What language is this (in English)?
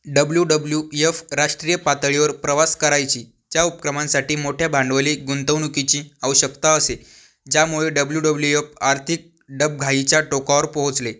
Marathi